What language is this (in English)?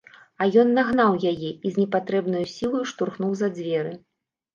Belarusian